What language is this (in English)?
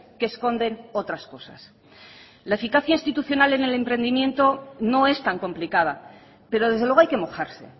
Spanish